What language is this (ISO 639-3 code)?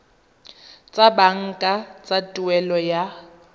tsn